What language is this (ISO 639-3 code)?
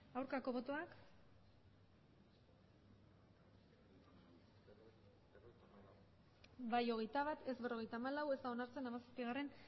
eus